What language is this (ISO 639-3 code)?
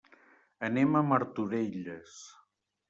cat